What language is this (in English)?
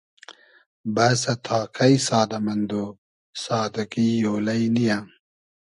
Hazaragi